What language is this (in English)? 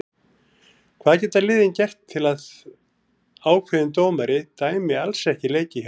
Icelandic